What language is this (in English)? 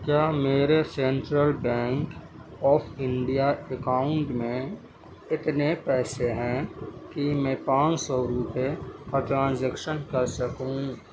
Urdu